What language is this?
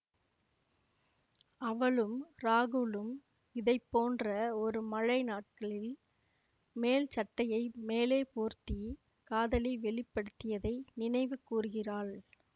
Tamil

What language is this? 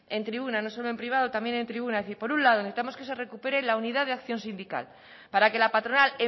Spanish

